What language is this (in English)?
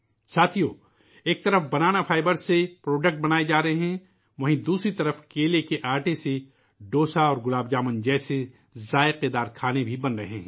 Urdu